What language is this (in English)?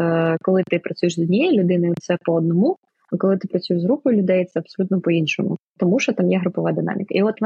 Ukrainian